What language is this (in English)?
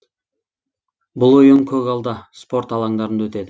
Kazakh